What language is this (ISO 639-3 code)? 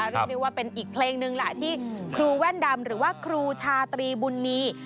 tha